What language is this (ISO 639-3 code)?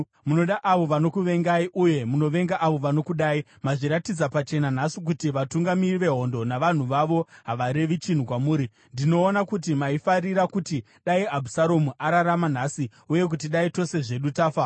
sna